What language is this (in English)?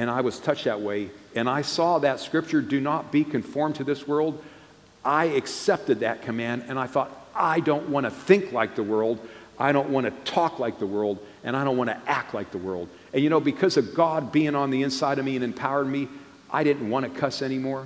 English